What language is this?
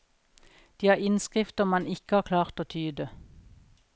Norwegian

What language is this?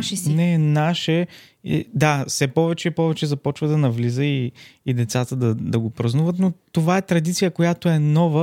Bulgarian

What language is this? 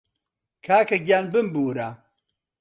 Central Kurdish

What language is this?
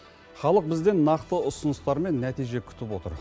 Kazakh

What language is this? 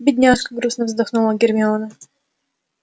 Russian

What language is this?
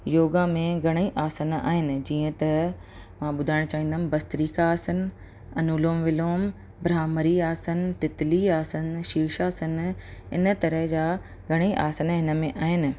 Sindhi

